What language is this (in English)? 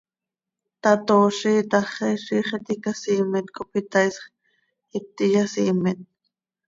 Seri